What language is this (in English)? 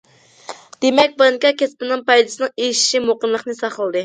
Uyghur